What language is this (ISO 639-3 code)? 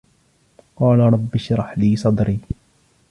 ara